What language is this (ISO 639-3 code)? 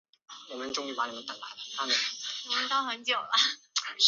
zho